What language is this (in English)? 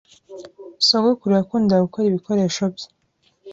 Kinyarwanda